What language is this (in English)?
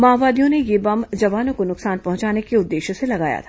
Hindi